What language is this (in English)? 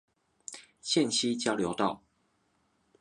Chinese